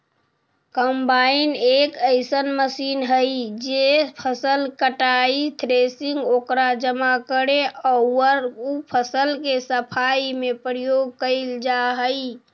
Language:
Magahi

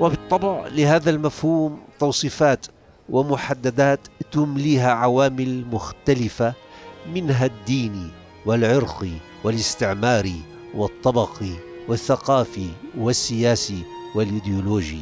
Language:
Arabic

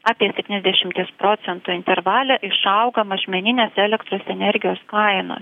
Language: Lithuanian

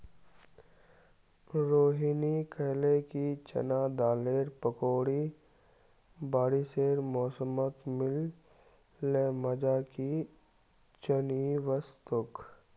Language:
Magahi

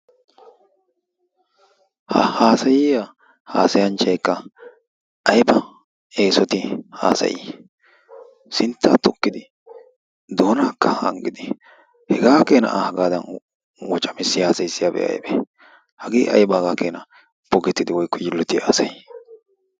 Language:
Wolaytta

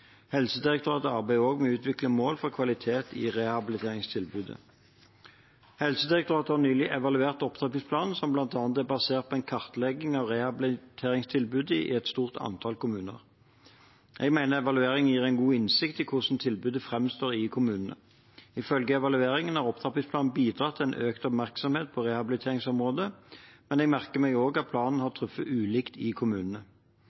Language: Norwegian Bokmål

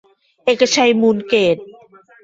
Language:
Thai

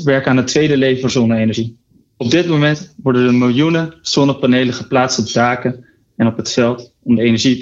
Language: Dutch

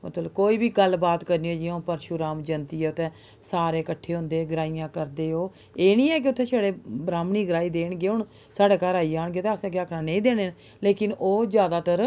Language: Dogri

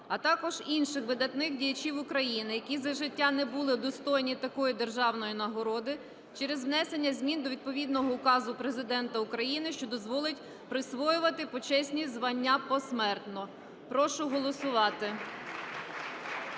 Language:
Ukrainian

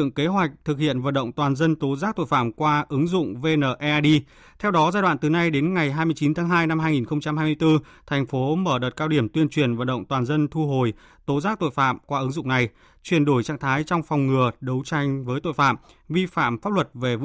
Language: Vietnamese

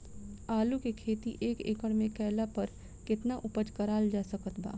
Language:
Bhojpuri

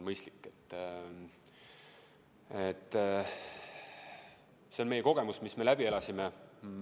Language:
Estonian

